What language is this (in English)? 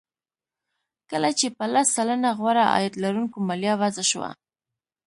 Pashto